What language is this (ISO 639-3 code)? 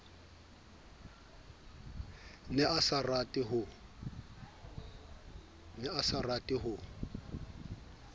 sot